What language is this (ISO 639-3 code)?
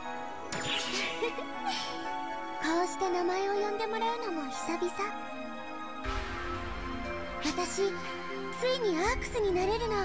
jpn